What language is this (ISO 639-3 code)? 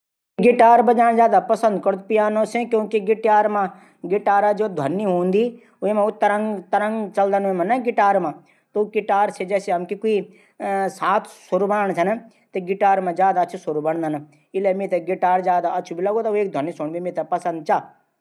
gbm